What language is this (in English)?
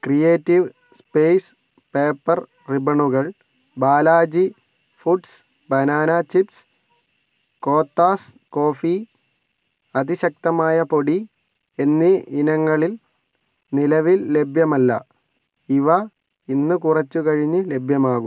Malayalam